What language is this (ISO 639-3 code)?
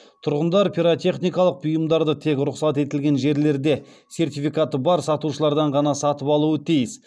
kaz